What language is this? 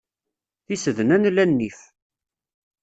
Kabyle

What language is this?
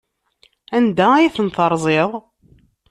Kabyle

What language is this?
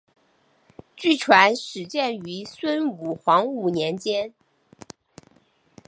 Chinese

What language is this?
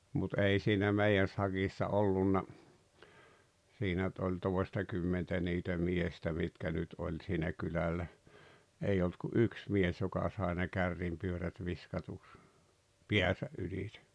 Finnish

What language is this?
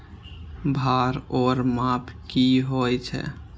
Maithili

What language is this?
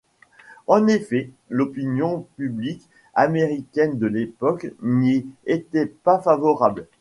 French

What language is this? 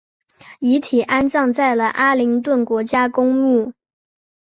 Chinese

